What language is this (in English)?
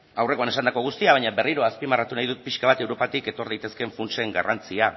Basque